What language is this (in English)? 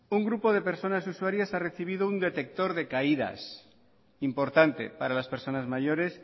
Spanish